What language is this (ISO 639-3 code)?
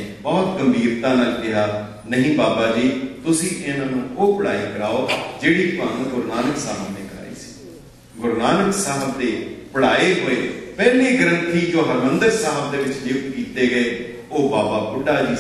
pan